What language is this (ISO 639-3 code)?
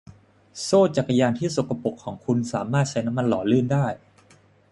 tha